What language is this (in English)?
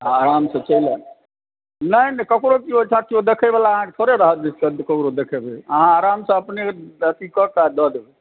Maithili